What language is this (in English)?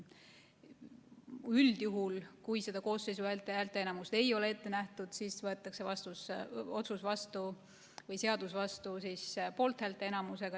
Estonian